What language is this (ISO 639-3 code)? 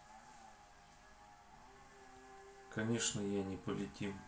rus